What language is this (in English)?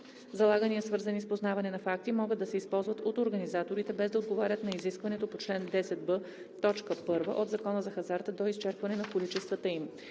Bulgarian